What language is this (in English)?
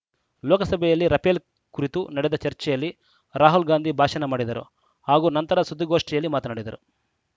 Kannada